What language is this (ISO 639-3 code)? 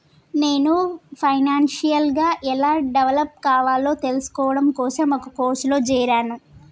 tel